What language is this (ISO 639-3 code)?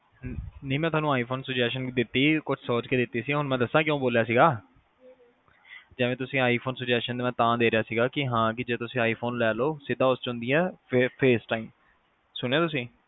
pan